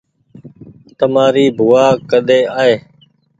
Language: Goaria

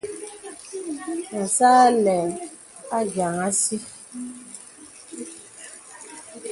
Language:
Bebele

